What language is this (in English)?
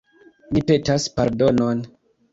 Esperanto